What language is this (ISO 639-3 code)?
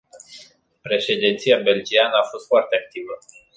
ron